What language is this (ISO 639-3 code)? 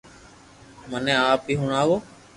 lrk